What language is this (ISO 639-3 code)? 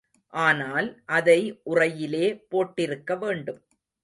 tam